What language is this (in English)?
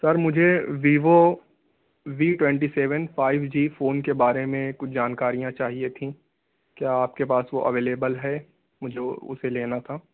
Urdu